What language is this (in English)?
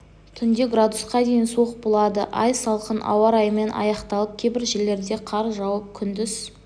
Kazakh